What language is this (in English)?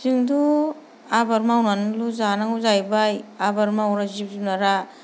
Bodo